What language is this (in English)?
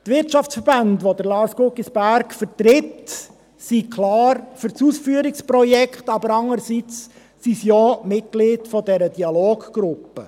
Swiss German